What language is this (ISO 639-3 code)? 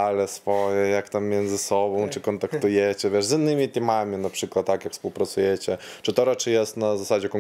pol